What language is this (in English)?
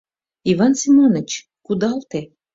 Mari